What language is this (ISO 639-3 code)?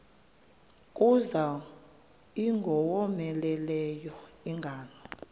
xho